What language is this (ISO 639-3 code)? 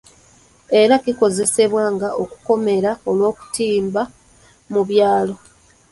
lug